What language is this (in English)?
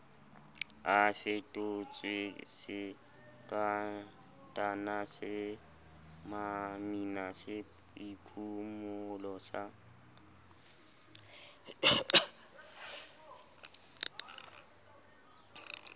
Southern Sotho